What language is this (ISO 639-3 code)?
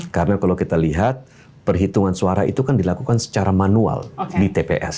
ind